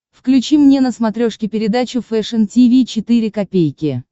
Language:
Russian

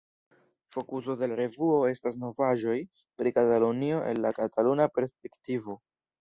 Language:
Esperanto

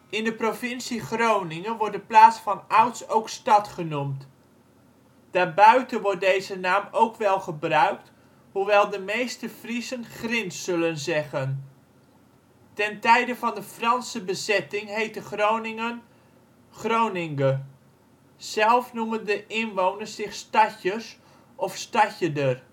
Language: Dutch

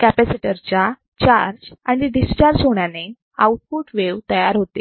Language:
Marathi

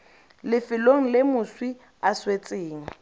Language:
Tswana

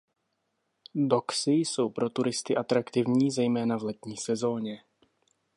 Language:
Czech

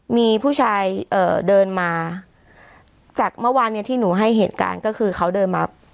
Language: Thai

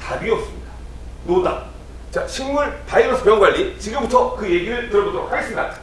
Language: Korean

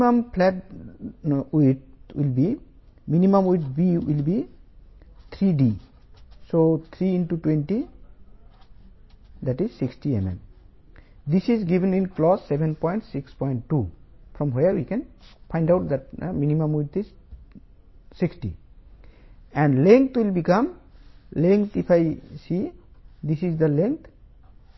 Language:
Telugu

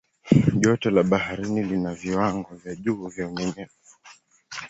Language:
Swahili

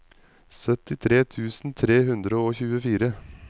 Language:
Norwegian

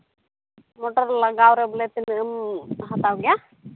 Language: Santali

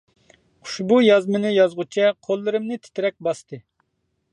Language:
Uyghur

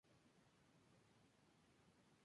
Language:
Spanish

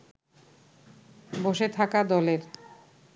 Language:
Bangla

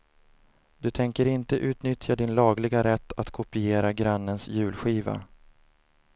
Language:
Swedish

